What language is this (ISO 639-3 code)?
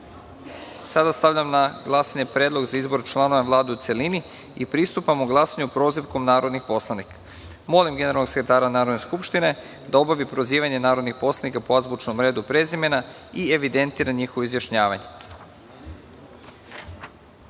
srp